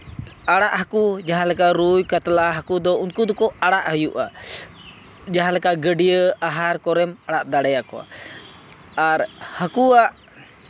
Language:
Santali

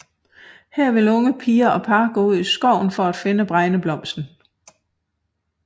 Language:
Danish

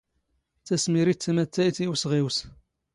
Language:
Standard Moroccan Tamazight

